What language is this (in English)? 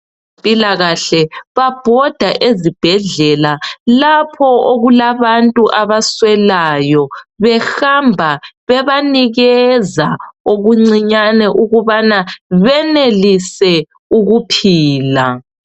North Ndebele